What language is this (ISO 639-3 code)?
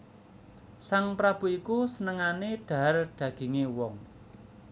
jav